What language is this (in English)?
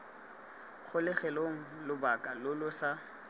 Tswana